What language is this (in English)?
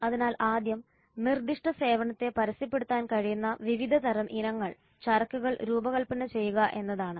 Malayalam